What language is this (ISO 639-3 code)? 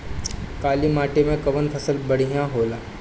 bho